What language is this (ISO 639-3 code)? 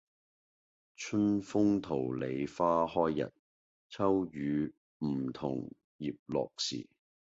yue